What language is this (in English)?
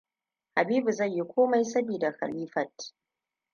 Hausa